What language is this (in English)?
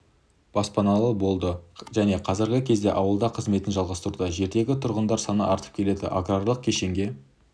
Kazakh